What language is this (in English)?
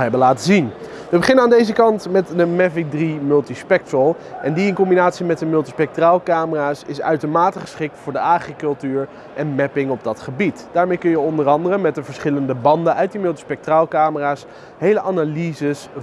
Dutch